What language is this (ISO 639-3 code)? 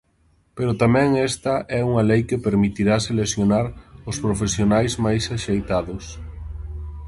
glg